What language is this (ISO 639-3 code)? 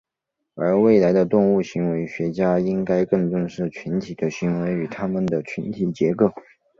zho